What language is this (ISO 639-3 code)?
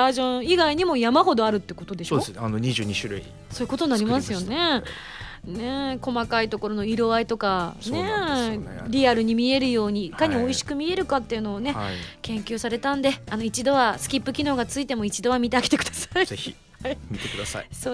jpn